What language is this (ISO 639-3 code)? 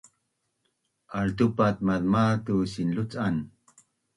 bnn